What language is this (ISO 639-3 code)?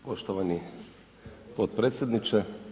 hrv